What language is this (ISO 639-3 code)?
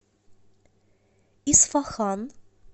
rus